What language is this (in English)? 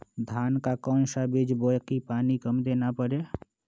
Magahi